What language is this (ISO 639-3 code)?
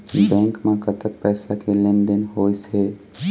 hne